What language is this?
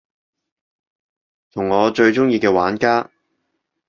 Cantonese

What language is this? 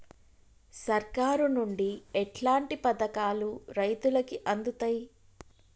Telugu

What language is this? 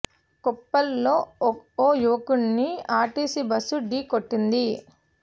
Telugu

